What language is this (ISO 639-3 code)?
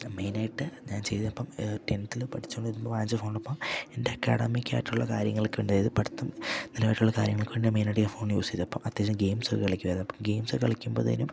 mal